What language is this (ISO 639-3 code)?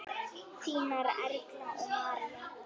isl